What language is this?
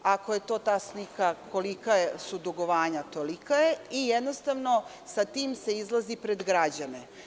Serbian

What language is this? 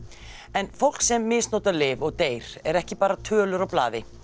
Icelandic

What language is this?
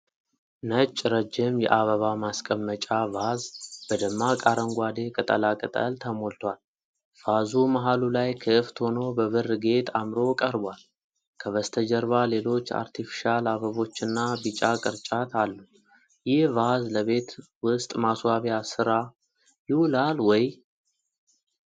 Amharic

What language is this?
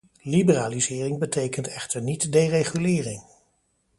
Dutch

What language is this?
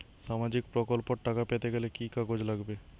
Bangla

